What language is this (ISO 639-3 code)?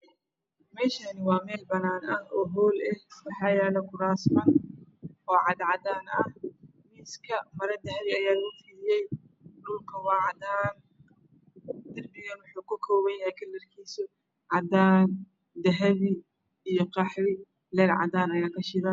som